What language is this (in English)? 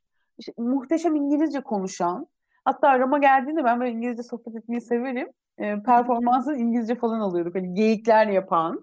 Turkish